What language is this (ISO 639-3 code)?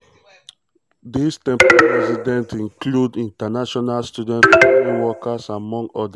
pcm